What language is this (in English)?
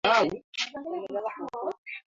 Swahili